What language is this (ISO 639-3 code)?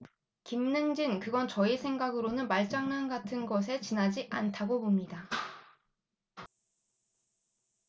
kor